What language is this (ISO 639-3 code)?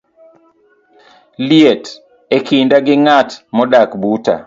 luo